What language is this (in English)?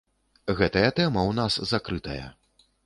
Belarusian